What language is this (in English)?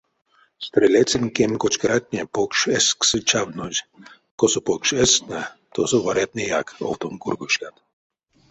Erzya